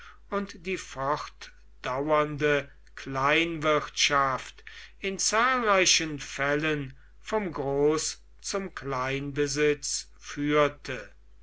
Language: German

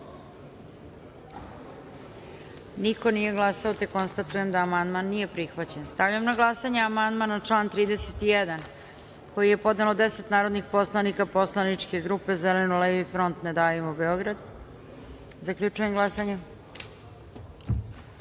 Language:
Serbian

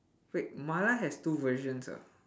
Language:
English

